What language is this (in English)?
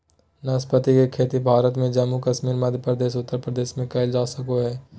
Magahi